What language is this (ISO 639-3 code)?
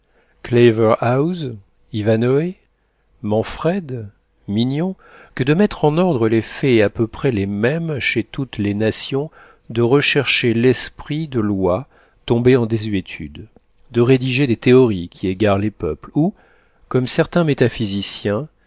fra